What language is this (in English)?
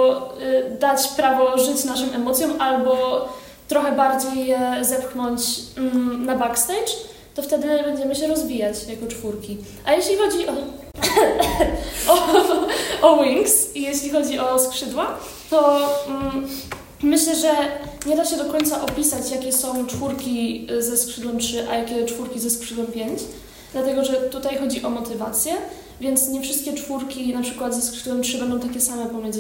Polish